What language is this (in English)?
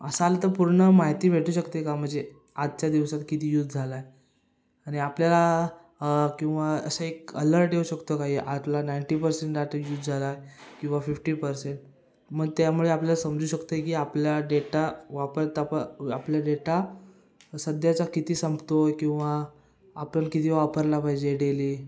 Marathi